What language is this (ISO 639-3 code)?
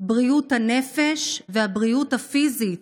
heb